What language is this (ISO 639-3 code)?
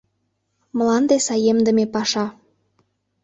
chm